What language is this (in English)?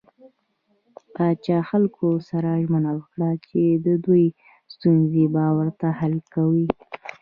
Pashto